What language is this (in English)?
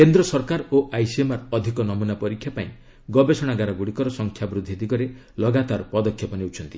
Odia